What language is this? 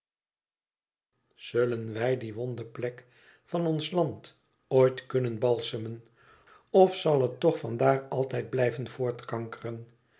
Dutch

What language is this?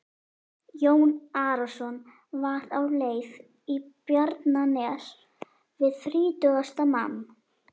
Icelandic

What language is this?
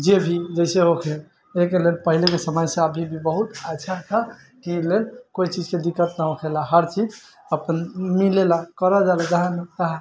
Maithili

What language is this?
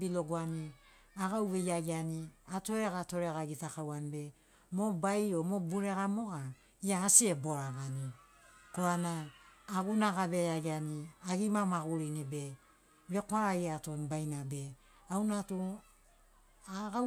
Sinaugoro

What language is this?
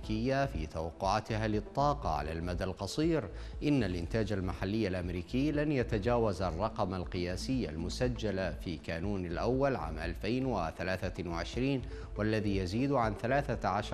Arabic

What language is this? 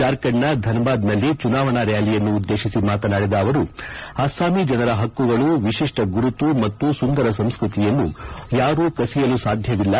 Kannada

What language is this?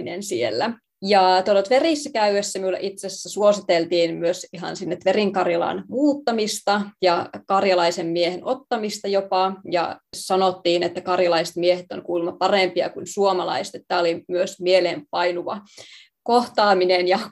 Finnish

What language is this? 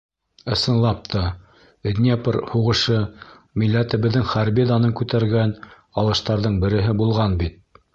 Bashkir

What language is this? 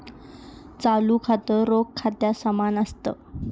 Marathi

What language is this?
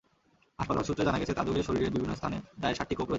Bangla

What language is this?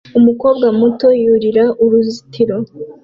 Kinyarwanda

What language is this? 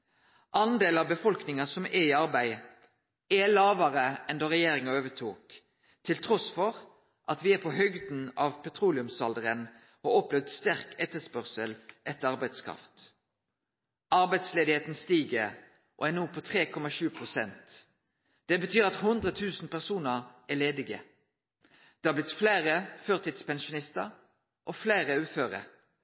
Norwegian Nynorsk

